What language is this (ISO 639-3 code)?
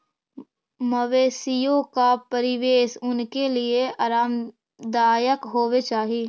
mag